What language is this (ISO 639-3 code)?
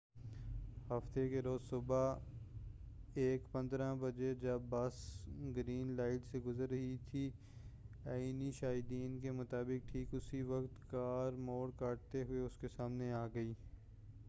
urd